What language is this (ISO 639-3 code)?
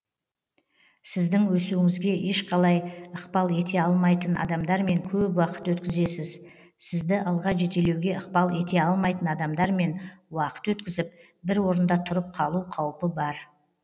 kaz